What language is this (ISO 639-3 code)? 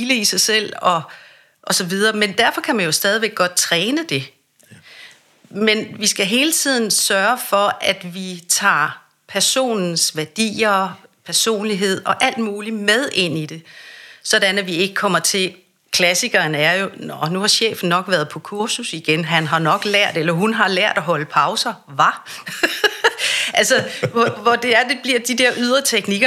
dan